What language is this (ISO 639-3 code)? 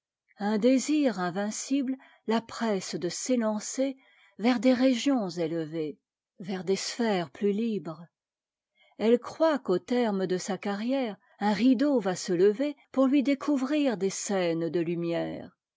fra